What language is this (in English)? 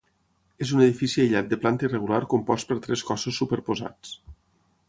Catalan